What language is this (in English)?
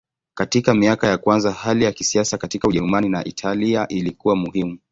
Swahili